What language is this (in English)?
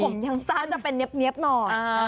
Thai